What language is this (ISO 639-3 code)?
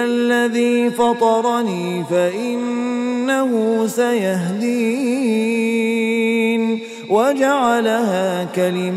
ara